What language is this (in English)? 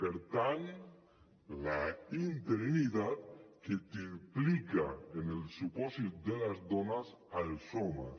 Catalan